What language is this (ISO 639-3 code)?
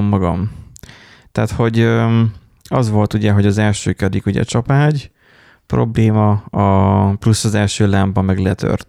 hun